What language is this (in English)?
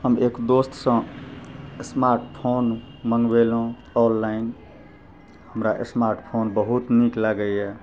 Maithili